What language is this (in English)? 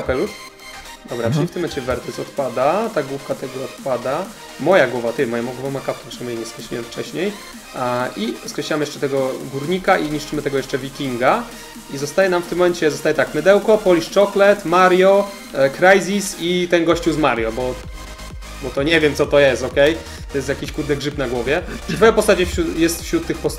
Polish